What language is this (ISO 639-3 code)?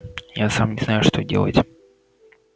rus